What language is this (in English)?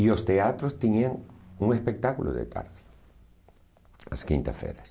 Portuguese